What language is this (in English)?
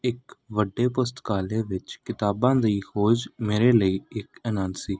Punjabi